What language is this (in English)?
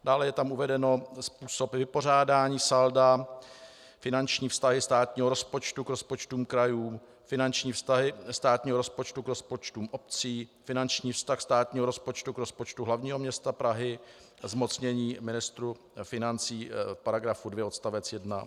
Czech